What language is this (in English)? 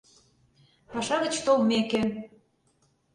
Mari